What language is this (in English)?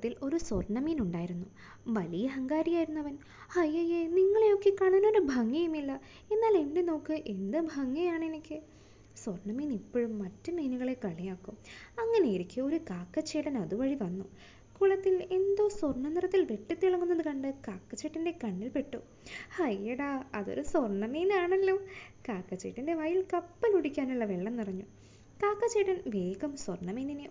Malayalam